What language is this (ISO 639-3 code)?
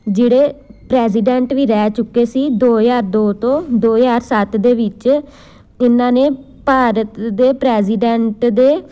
pan